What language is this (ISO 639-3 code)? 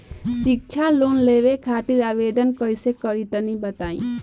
bho